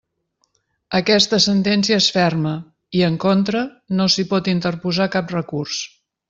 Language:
Catalan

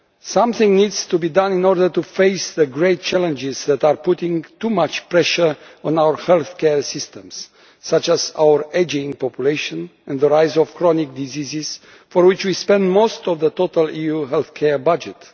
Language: English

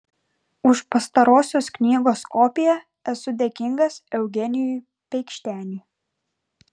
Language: Lithuanian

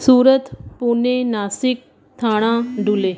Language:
Sindhi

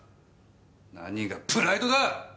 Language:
Japanese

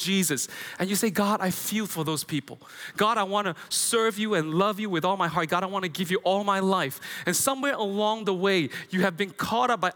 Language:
English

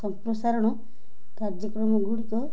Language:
Odia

